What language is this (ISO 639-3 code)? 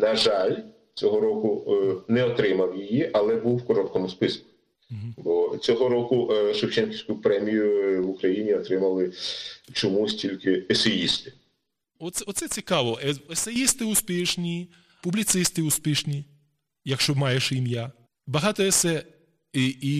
ukr